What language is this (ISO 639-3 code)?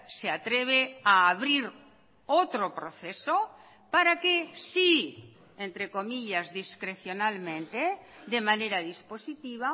spa